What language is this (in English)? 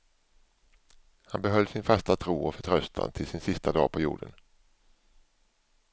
Swedish